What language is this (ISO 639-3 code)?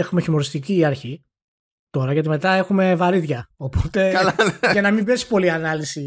ell